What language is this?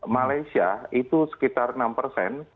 Indonesian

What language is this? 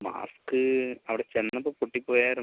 Malayalam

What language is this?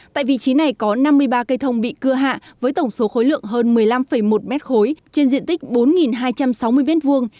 Vietnamese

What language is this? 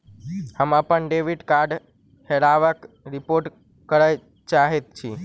Maithili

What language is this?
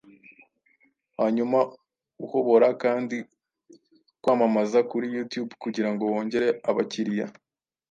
Kinyarwanda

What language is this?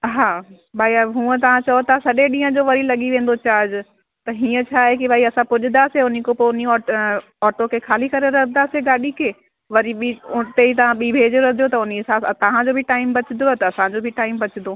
Sindhi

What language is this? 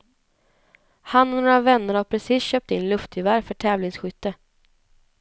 Swedish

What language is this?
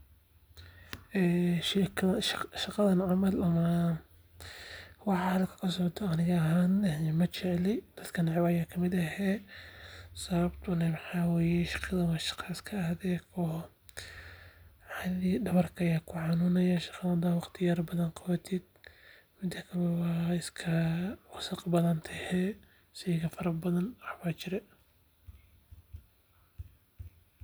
Somali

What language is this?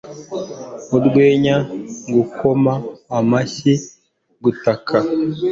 Kinyarwanda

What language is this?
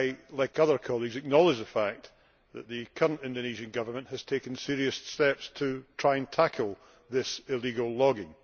English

